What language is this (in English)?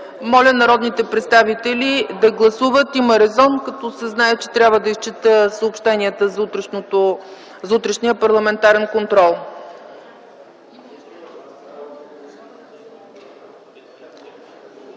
Bulgarian